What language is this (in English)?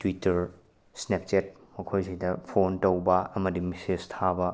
Manipuri